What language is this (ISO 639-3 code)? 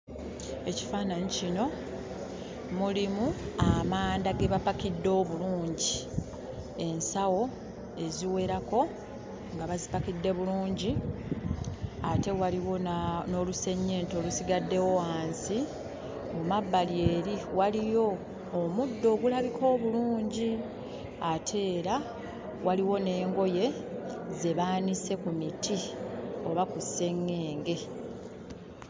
lug